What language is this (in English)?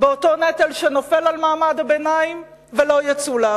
Hebrew